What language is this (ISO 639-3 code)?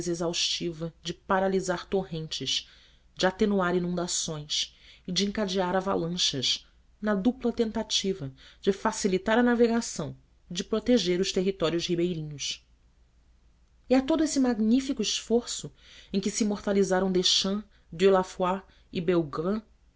por